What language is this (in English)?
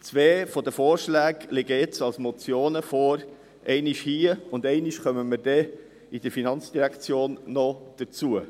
Swiss German